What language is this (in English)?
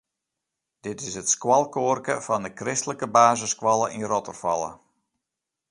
Western Frisian